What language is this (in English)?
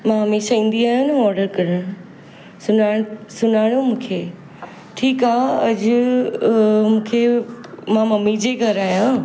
Sindhi